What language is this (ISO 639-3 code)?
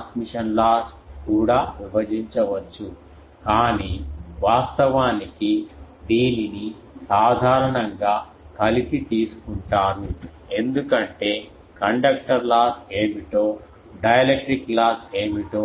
tel